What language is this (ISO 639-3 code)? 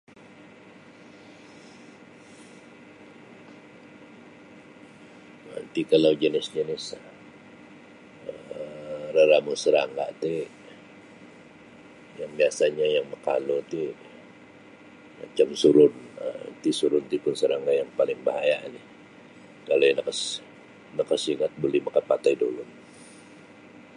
bsy